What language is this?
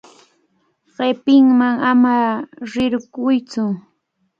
Cajatambo North Lima Quechua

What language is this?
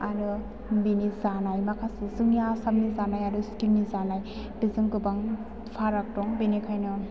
Bodo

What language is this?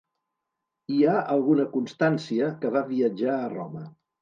Catalan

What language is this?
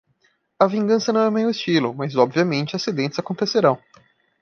Portuguese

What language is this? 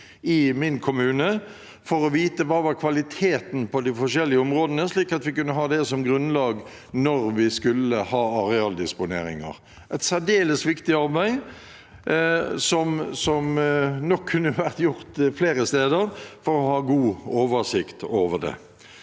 Norwegian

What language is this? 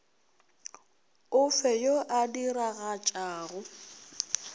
Northern Sotho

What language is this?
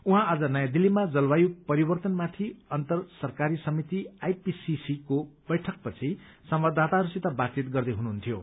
Nepali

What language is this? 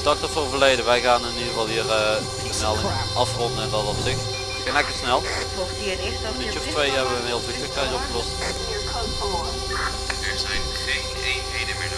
Dutch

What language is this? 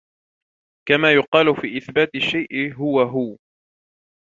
Arabic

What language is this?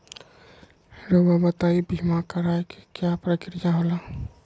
Magahi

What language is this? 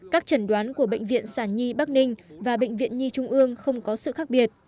Vietnamese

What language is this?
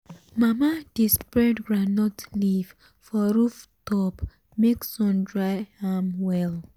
Nigerian Pidgin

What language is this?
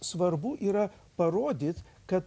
Lithuanian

